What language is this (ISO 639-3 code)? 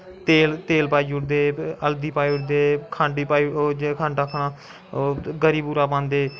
doi